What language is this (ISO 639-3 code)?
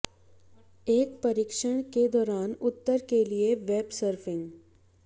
hin